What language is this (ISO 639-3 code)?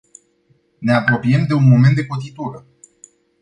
ron